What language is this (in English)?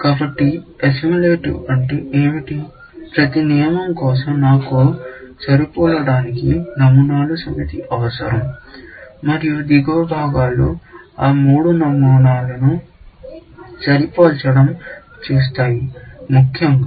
Telugu